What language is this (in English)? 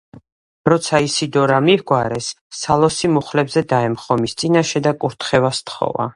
Georgian